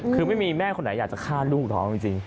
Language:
Thai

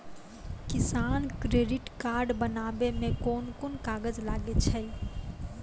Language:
Maithili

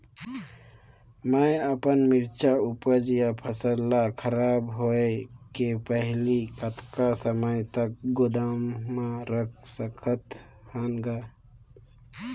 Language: Chhattisgarhi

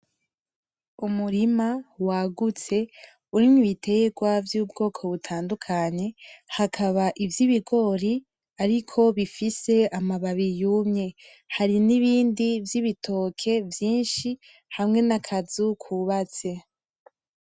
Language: Rundi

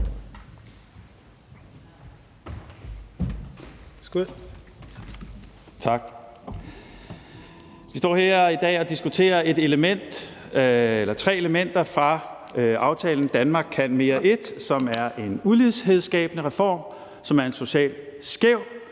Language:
Danish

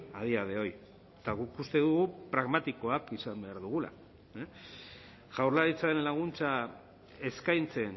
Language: Basque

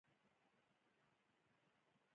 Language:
Pashto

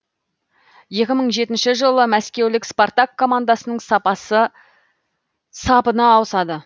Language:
Kazakh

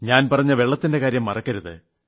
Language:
Malayalam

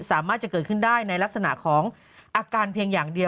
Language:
Thai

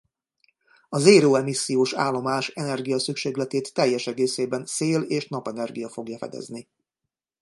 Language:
Hungarian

